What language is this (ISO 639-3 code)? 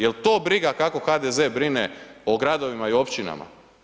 hrv